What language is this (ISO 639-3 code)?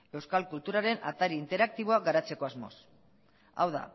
eus